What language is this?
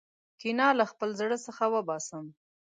Pashto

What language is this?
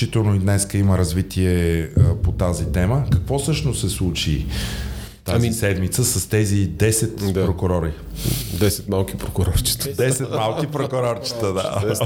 Bulgarian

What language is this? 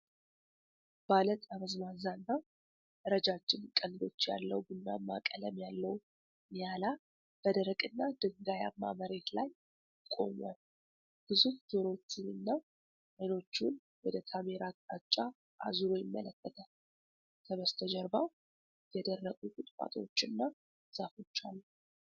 Amharic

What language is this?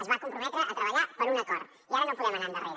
Catalan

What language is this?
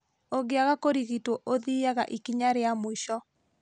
Kikuyu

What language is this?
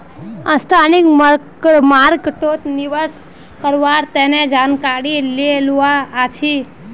Magahi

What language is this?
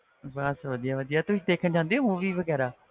Punjabi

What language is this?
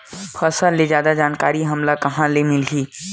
Chhattisgarhi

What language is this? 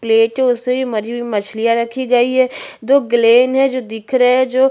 Hindi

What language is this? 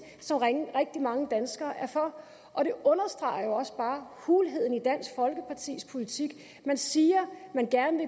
Danish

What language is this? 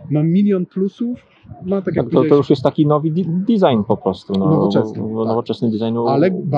Polish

